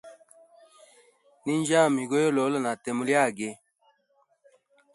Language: Hemba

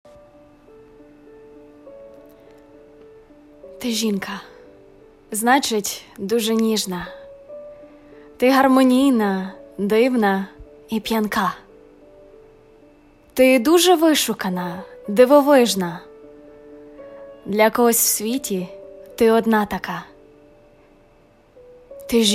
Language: Ukrainian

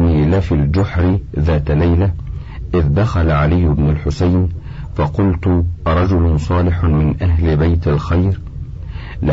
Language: Arabic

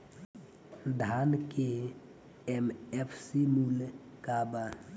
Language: Bhojpuri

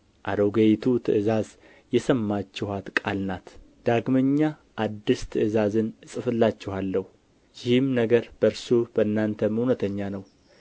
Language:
Amharic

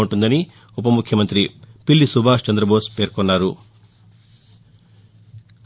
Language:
Telugu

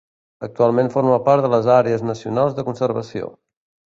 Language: Catalan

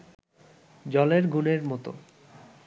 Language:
Bangla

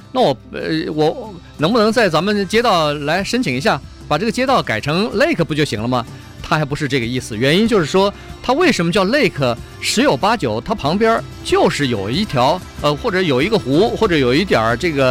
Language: Chinese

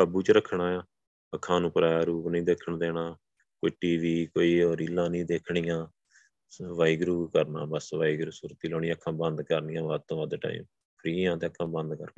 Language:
Punjabi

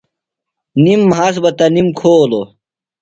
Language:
Phalura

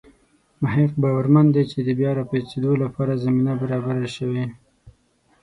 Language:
Pashto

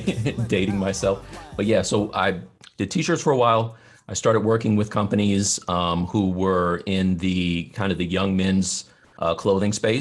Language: English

